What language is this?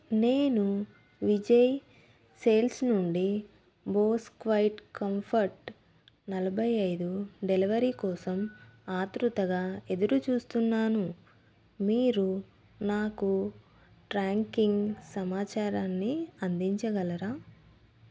Telugu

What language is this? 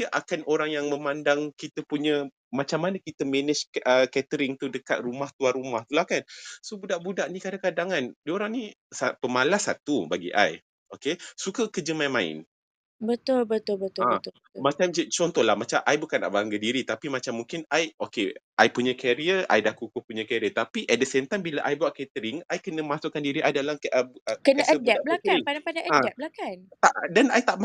Malay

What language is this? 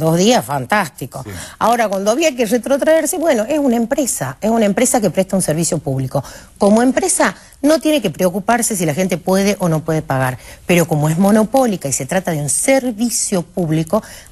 Spanish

